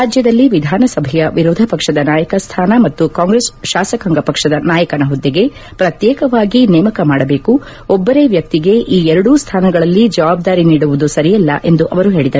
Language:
Kannada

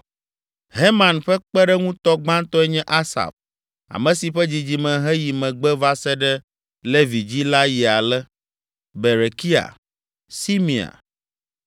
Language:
Ewe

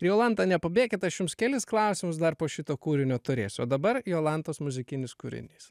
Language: Lithuanian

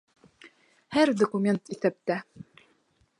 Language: Bashkir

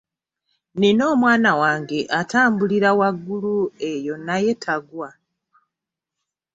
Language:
Ganda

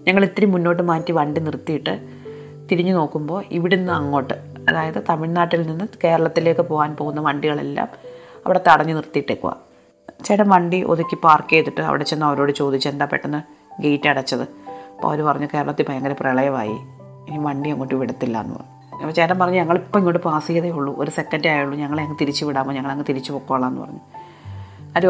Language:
Malayalam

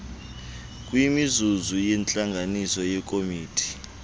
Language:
Xhosa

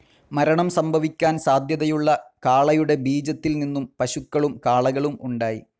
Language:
Malayalam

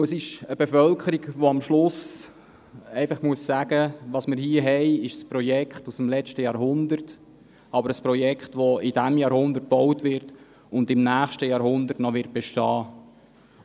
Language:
Swiss German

